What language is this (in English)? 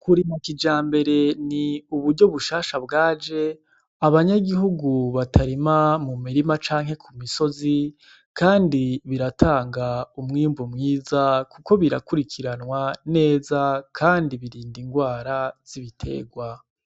Rundi